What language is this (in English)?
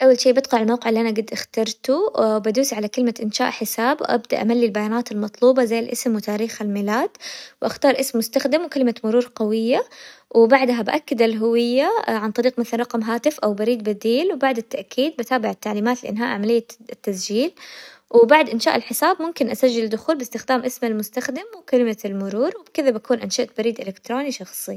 Hijazi Arabic